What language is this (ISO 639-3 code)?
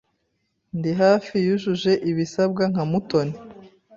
kin